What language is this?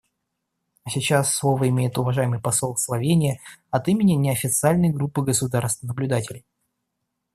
Russian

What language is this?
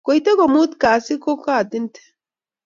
Kalenjin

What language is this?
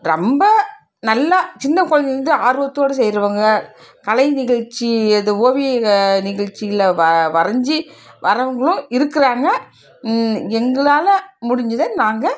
Tamil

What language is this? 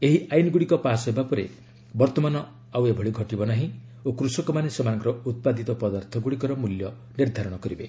Odia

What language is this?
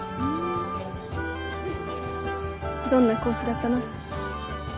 Japanese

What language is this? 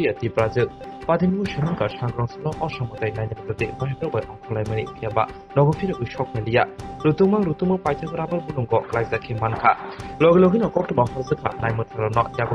Romanian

